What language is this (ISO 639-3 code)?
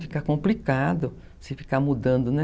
por